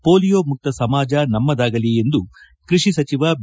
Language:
Kannada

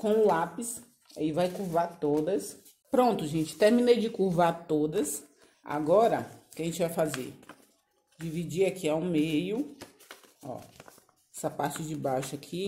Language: Portuguese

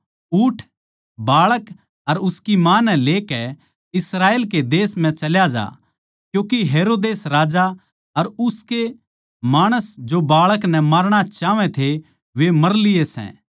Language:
Haryanvi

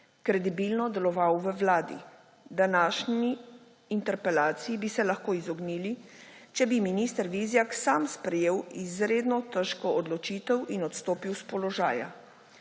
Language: Slovenian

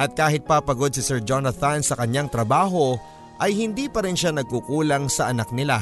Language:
Filipino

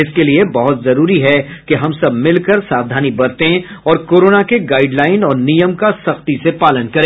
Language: Hindi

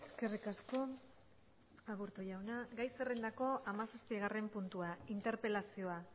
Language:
Basque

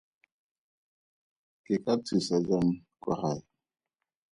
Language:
Tswana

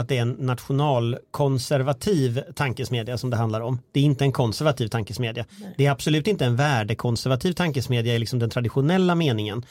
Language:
Swedish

